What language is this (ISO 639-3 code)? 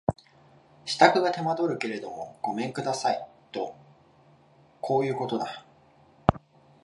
jpn